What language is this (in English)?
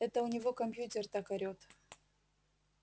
Russian